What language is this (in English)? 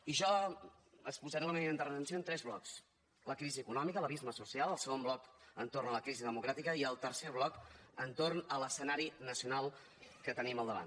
Catalan